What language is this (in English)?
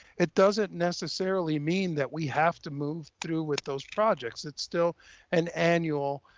English